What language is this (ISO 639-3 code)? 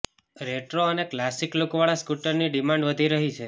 guj